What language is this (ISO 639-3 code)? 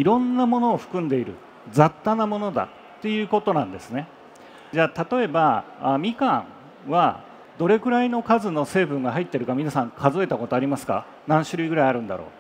jpn